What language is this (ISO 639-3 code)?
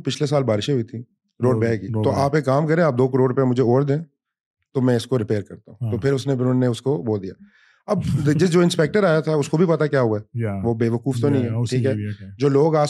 urd